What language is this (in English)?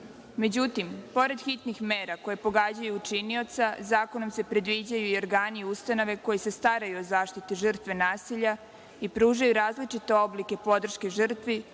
Serbian